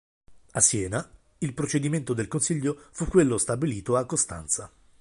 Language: Italian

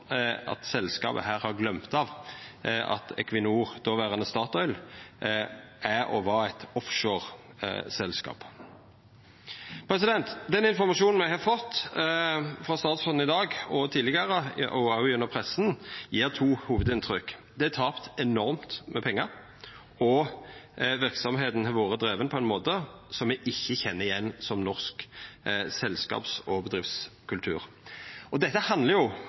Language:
Norwegian Nynorsk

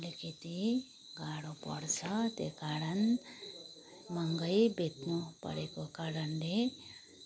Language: Nepali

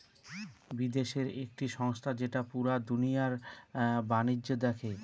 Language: Bangla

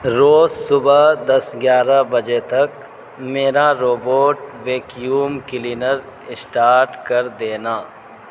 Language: Urdu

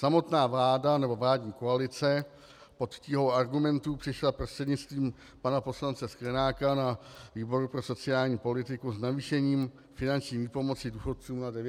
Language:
Czech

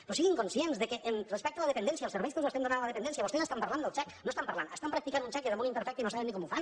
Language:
Catalan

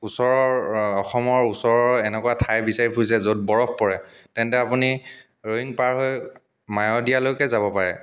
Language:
Assamese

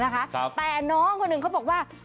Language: Thai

